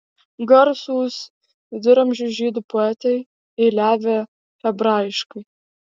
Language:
Lithuanian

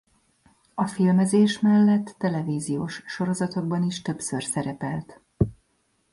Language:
Hungarian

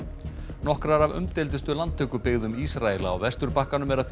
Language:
Icelandic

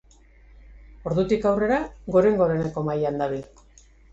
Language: Basque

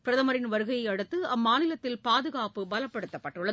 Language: Tamil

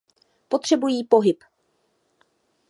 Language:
Czech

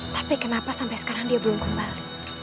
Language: Indonesian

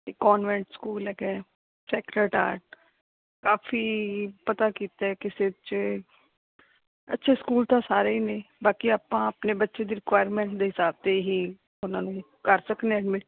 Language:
Punjabi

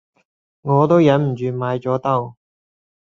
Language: Cantonese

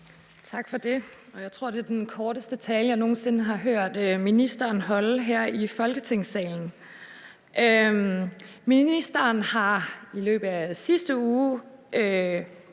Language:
Danish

